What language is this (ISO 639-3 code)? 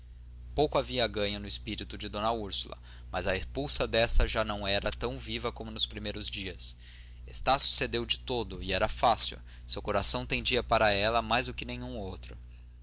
por